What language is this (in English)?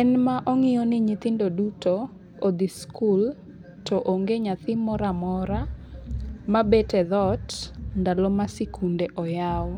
Luo (Kenya and Tanzania)